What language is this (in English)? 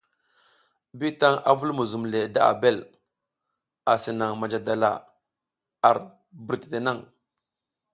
South Giziga